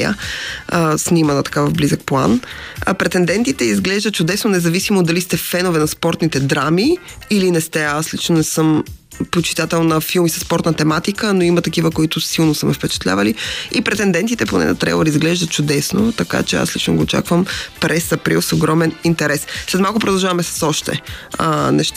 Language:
Bulgarian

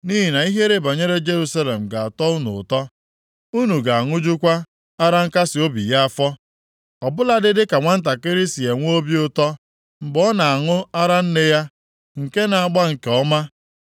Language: Igbo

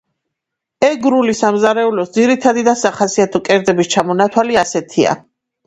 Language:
Georgian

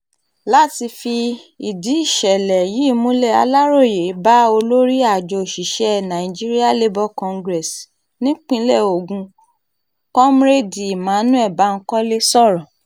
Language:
Yoruba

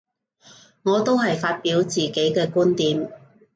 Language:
Cantonese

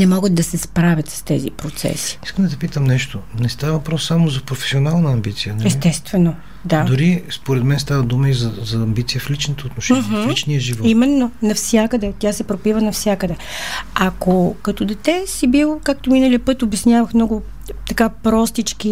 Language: Bulgarian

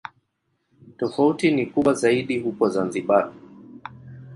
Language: Swahili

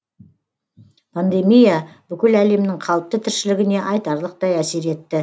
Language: Kazakh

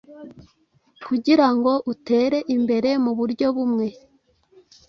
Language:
Kinyarwanda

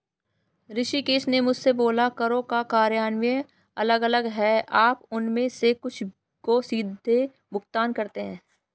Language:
Hindi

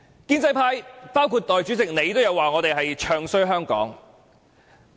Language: Cantonese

